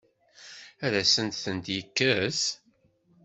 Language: Kabyle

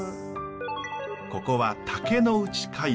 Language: Japanese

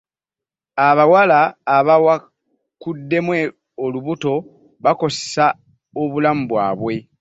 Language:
Ganda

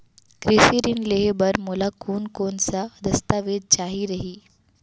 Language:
Chhattisgarhi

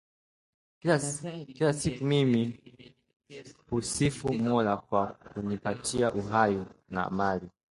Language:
Swahili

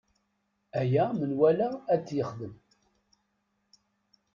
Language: Kabyle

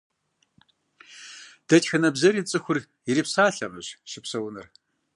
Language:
Kabardian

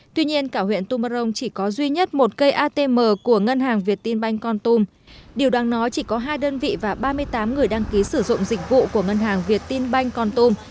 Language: Vietnamese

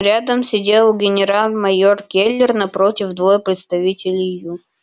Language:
Russian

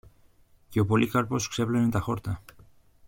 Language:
Greek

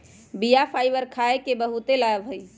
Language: Magahi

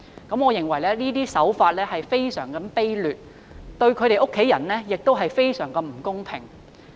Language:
Cantonese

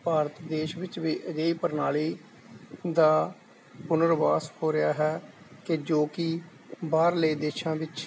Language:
Punjabi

